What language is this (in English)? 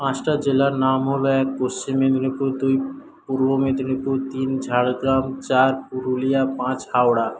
Bangla